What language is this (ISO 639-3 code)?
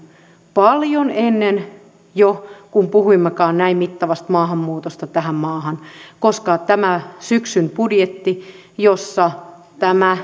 fin